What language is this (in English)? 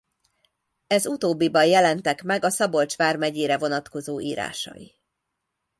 Hungarian